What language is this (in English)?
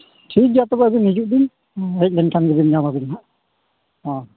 Santali